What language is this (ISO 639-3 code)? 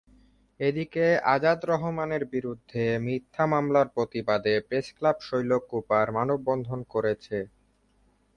ben